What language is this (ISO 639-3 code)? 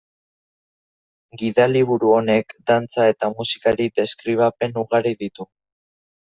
eus